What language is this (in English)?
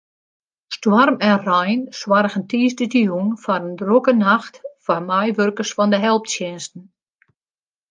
Western Frisian